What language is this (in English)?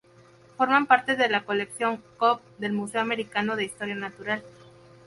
Spanish